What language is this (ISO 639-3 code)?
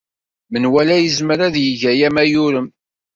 kab